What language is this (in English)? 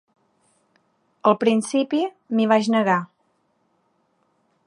Catalan